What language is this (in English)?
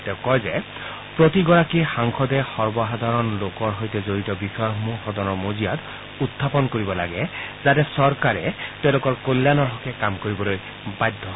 Assamese